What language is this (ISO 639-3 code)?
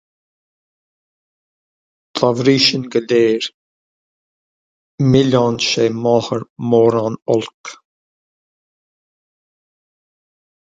gle